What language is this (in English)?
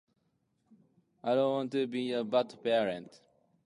Japanese